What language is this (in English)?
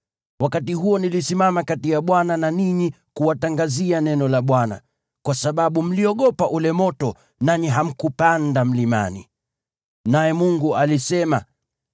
Swahili